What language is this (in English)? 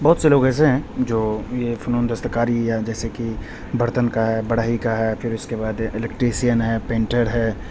Urdu